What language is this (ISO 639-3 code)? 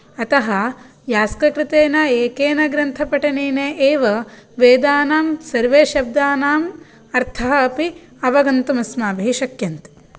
san